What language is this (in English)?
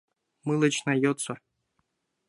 Mari